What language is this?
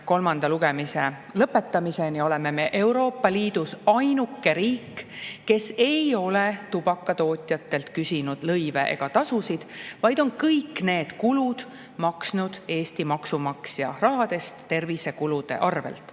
Estonian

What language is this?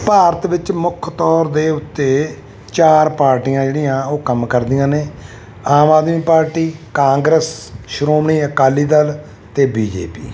Punjabi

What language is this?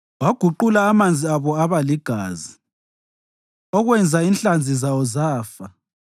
North Ndebele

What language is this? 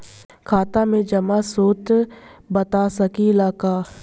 Bhojpuri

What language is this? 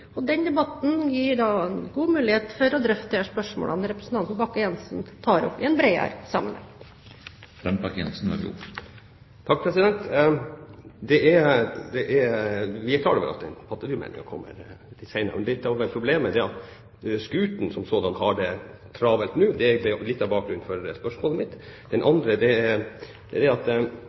Norwegian Bokmål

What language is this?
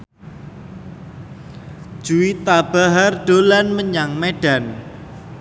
Javanese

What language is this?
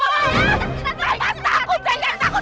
Indonesian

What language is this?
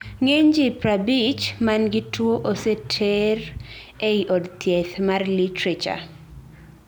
Luo (Kenya and Tanzania)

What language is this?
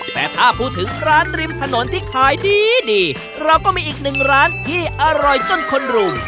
Thai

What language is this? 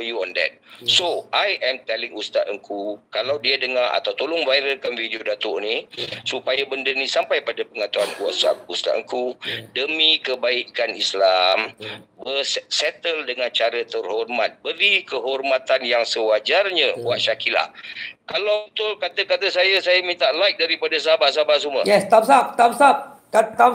Malay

